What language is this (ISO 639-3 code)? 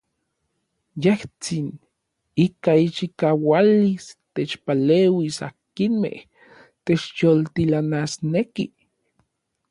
nlv